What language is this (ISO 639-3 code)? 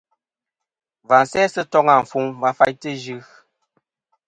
bkm